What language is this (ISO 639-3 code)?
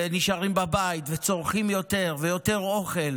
heb